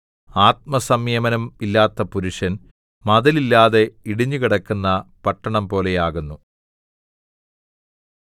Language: Malayalam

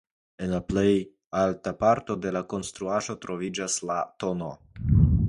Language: Esperanto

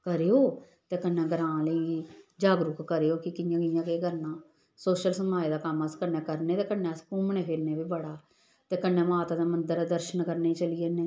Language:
Dogri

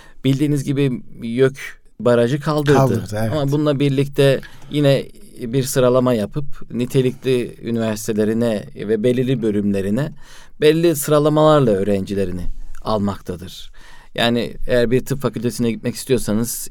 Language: Turkish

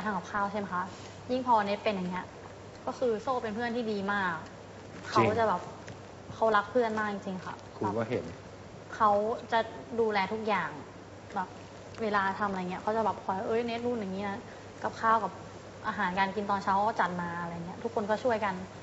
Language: Thai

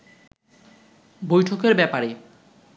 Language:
Bangla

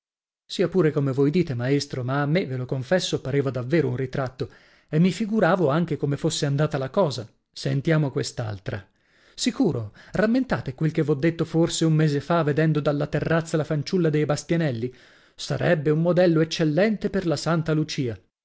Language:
Italian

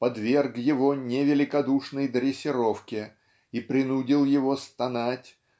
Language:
Russian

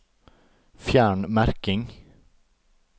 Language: Norwegian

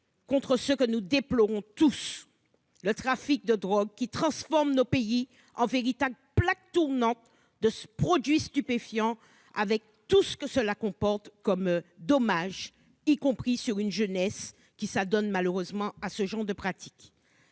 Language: French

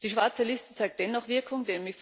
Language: German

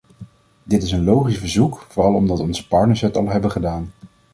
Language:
Dutch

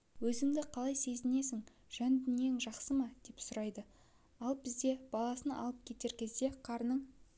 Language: Kazakh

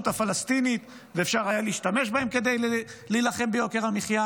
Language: Hebrew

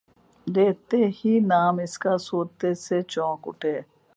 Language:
Urdu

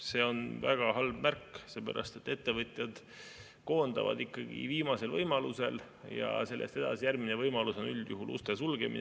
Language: Estonian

